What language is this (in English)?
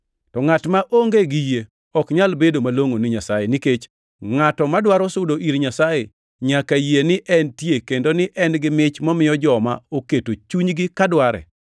Luo (Kenya and Tanzania)